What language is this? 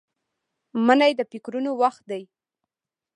Pashto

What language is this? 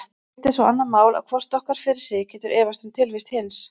Icelandic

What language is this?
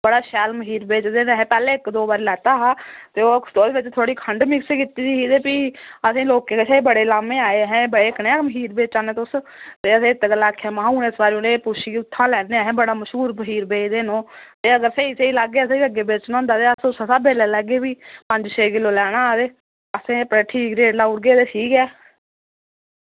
Dogri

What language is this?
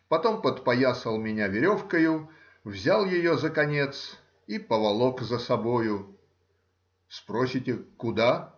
Russian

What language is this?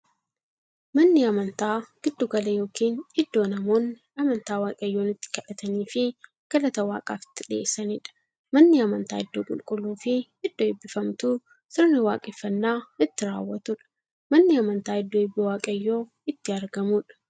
Oromo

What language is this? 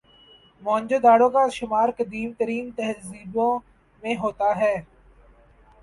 Urdu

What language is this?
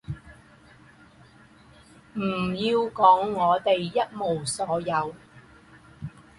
Chinese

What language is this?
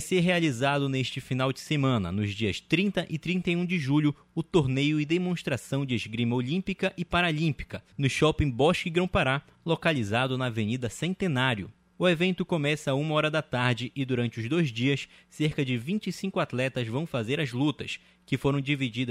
Portuguese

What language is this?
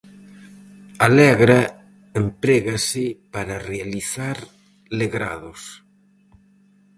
Galician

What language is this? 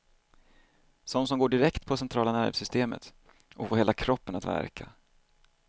Swedish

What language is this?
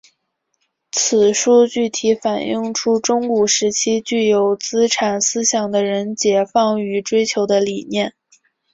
Chinese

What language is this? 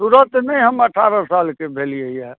Maithili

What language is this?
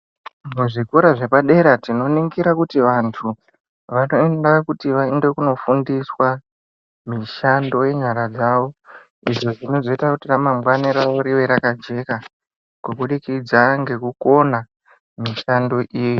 Ndau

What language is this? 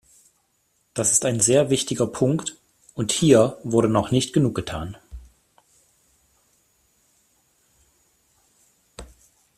German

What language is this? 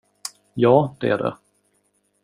Swedish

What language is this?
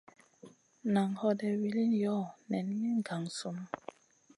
Masana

